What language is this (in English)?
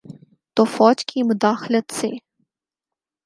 Urdu